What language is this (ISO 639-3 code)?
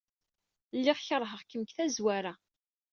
kab